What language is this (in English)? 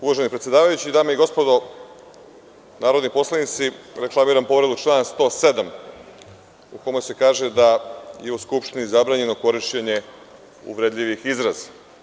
Serbian